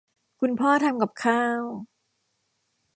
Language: Thai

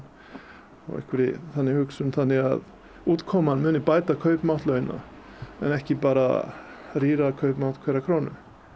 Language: Icelandic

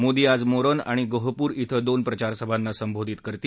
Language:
Marathi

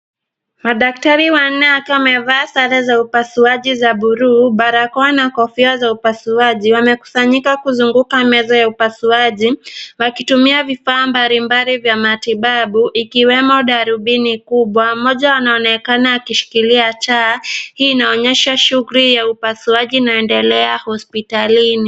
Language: Swahili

